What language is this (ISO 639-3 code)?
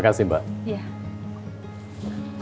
ind